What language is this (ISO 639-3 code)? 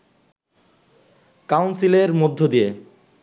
ben